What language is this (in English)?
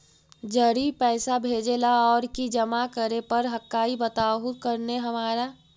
Magahi